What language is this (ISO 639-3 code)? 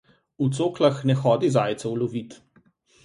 slv